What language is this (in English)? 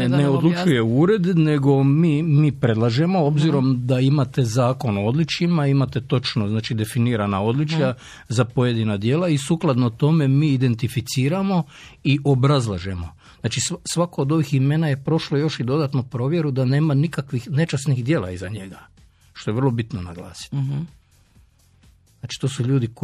Croatian